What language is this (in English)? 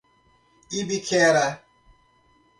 Portuguese